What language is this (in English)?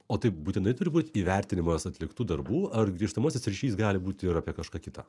Lithuanian